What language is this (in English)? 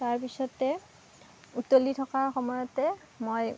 Assamese